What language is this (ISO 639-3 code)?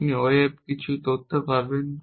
ben